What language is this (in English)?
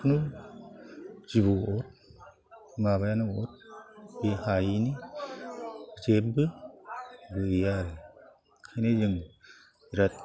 Bodo